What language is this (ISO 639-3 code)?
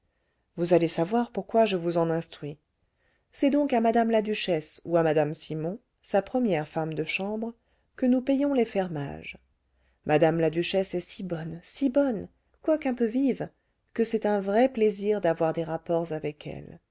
fra